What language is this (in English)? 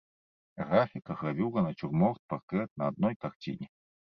Belarusian